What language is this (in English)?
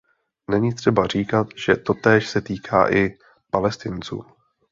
Czech